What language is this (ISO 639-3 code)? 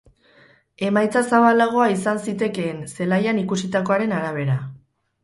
eus